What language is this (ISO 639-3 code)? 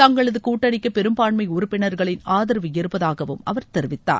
tam